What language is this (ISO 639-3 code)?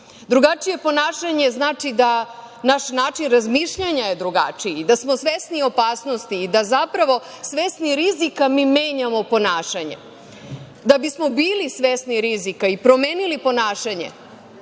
srp